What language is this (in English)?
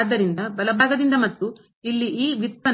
Kannada